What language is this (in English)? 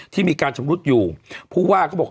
Thai